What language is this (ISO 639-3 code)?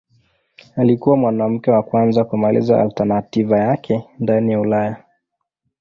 swa